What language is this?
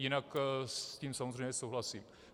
Czech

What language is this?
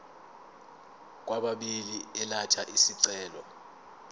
Zulu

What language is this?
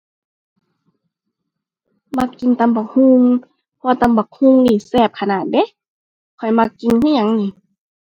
Thai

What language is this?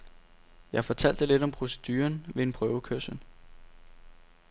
Danish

